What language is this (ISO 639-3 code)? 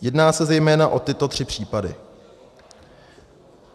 ces